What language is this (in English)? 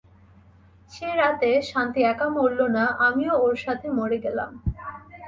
Bangla